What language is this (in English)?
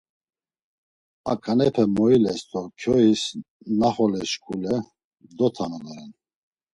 Laz